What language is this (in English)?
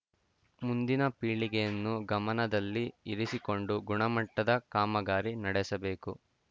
Kannada